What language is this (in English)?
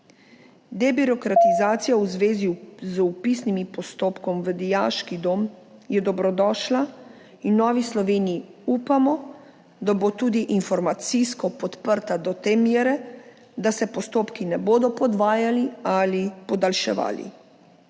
Slovenian